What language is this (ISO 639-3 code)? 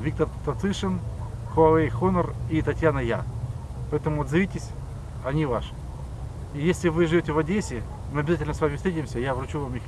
rus